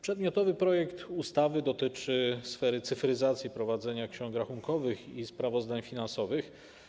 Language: Polish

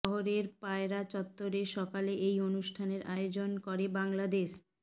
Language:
Bangla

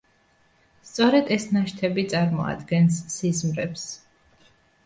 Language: Georgian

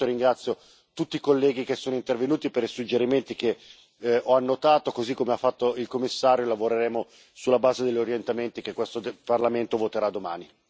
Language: Italian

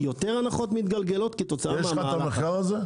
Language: Hebrew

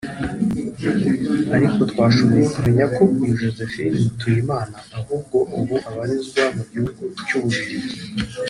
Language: Kinyarwanda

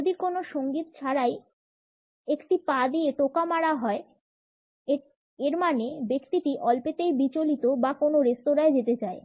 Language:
Bangla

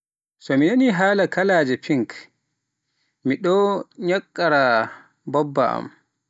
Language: Pular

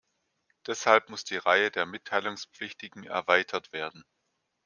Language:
German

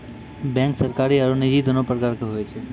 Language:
Maithili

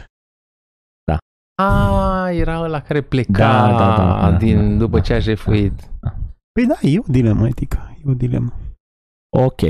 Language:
Romanian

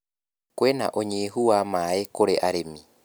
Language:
Kikuyu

